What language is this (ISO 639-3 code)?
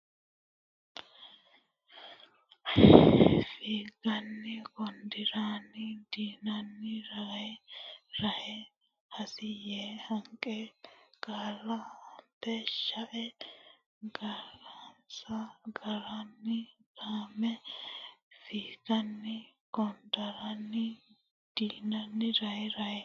sid